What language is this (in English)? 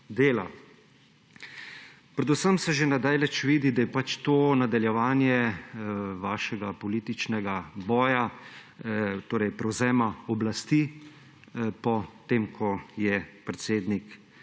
Slovenian